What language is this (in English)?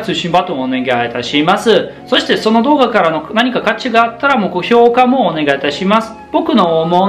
Japanese